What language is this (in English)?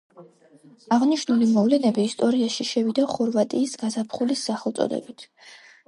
Georgian